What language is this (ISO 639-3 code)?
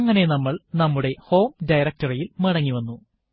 mal